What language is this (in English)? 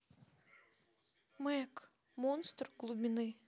Russian